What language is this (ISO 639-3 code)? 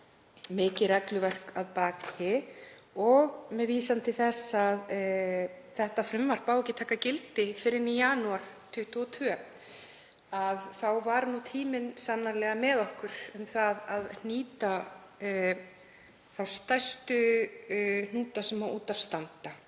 isl